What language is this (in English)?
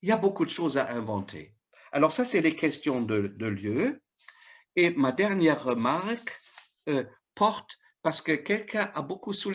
French